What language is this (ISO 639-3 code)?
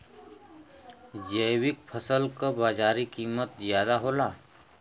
bho